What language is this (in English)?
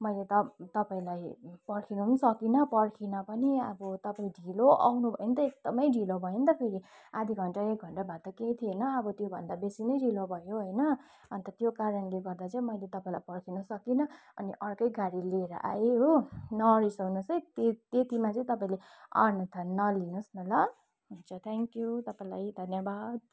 Nepali